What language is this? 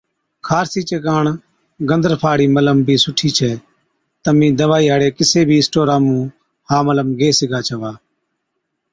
Od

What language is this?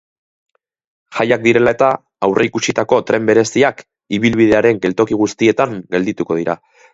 Basque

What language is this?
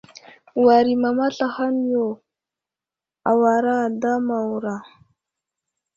Wuzlam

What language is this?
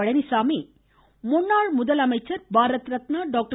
Tamil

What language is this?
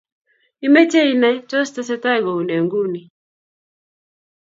Kalenjin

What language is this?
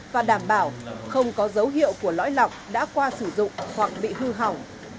Vietnamese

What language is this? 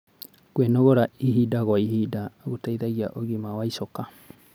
Kikuyu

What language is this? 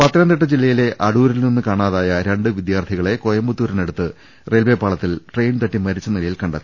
Malayalam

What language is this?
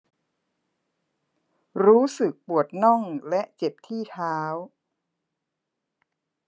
Thai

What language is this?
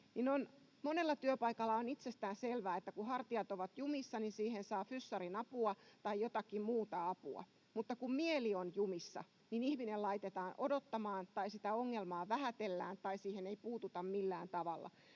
Finnish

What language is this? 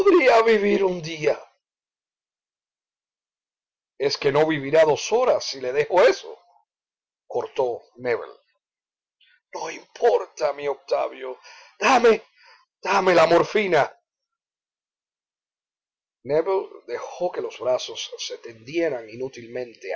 Spanish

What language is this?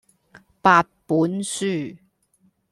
Cantonese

